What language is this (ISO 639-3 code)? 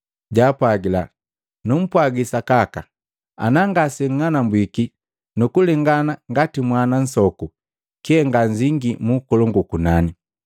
mgv